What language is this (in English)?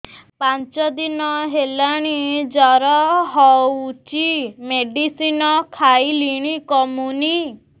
Odia